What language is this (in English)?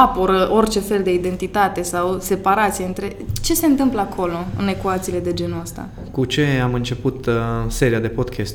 Romanian